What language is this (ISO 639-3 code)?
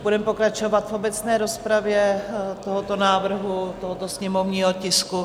ces